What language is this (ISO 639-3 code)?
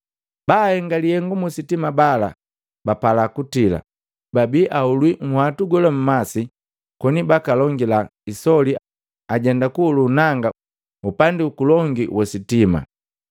mgv